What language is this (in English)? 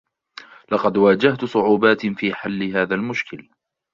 Arabic